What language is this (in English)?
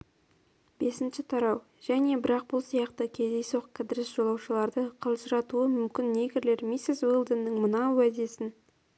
Kazakh